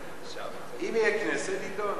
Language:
Hebrew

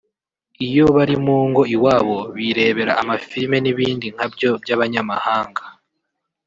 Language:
Kinyarwanda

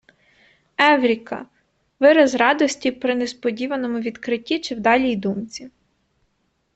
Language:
Ukrainian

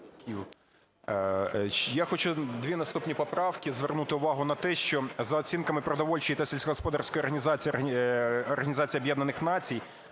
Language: Ukrainian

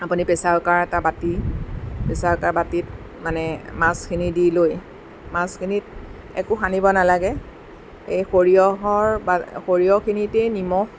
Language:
Assamese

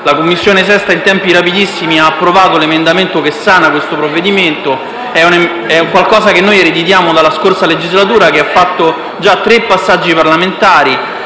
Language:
Italian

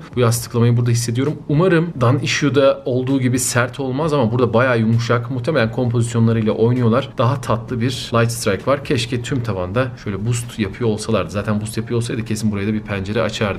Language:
Turkish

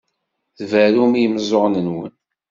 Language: Kabyle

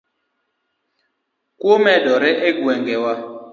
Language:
Luo (Kenya and Tanzania)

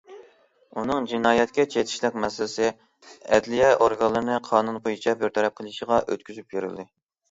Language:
Uyghur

